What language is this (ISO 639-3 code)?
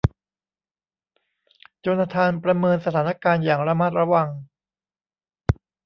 tha